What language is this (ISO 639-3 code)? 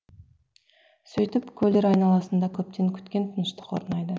kaz